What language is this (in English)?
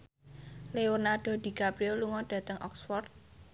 Javanese